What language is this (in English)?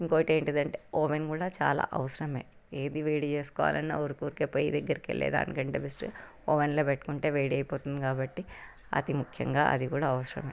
Telugu